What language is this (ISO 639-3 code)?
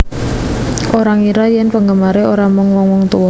jav